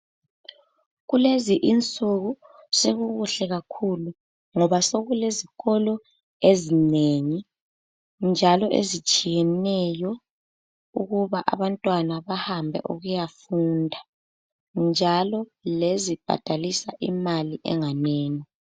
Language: North Ndebele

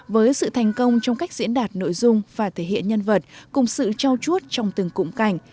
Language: Vietnamese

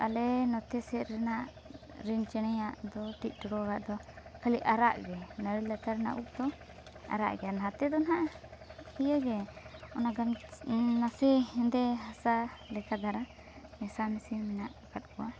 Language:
Santali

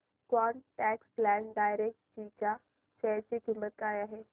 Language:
Marathi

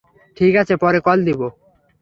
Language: Bangla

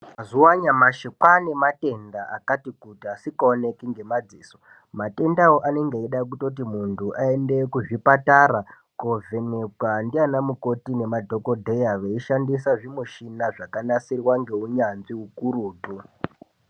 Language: Ndau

